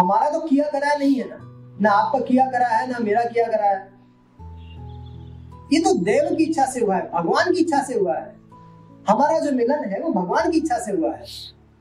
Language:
Hindi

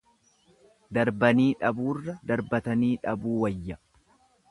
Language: Oromo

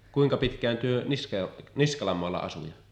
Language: Finnish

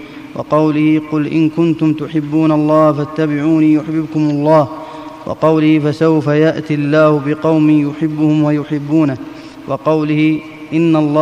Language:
Arabic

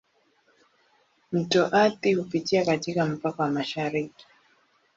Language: Swahili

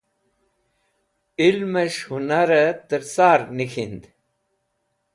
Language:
Wakhi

